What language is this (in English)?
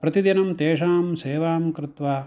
Sanskrit